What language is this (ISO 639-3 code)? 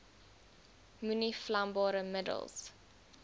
afr